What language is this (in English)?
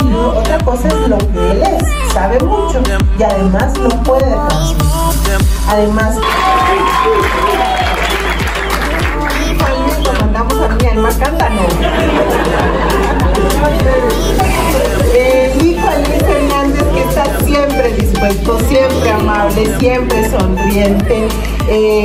Spanish